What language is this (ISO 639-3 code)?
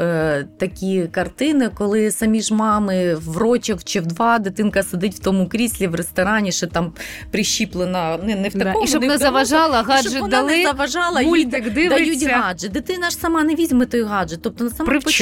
ukr